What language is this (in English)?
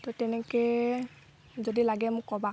Assamese